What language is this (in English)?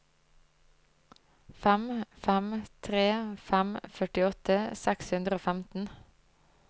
Norwegian